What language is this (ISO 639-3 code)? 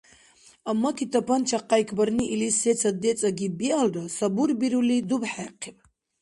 dar